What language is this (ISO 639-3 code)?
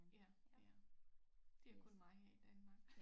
dan